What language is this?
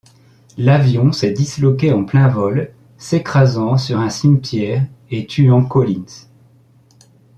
French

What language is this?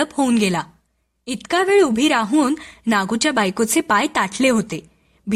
Marathi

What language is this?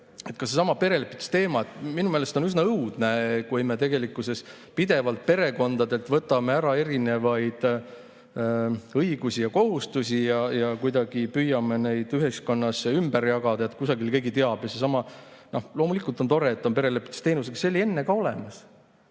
Estonian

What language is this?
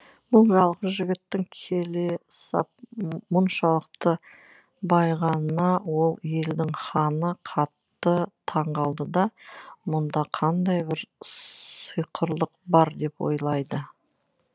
Kazakh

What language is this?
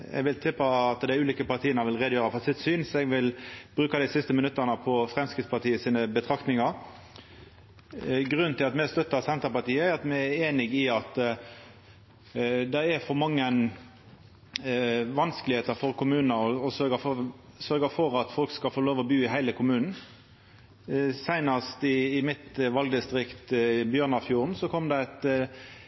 Norwegian Nynorsk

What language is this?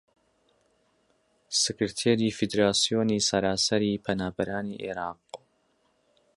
Central Kurdish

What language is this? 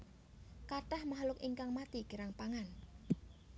Javanese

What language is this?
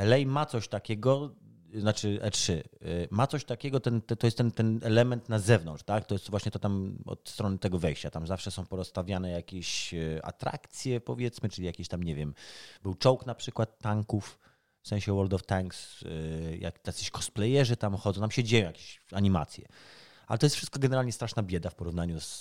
Polish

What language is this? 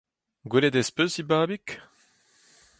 Breton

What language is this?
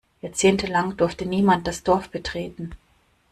German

